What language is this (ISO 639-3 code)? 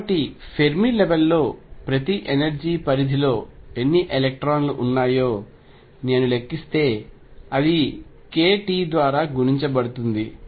tel